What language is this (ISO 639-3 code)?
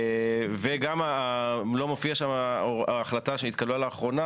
heb